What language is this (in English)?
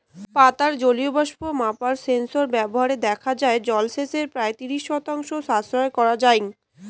Bangla